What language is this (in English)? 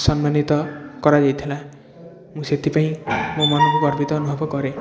Odia